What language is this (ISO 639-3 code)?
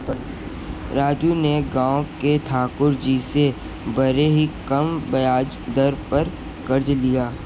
hin